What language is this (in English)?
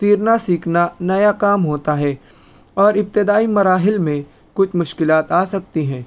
Urdu